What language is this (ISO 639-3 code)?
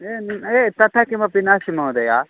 san